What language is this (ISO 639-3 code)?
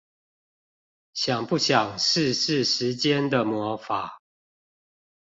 zho